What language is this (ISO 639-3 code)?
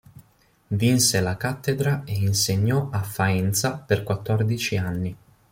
ita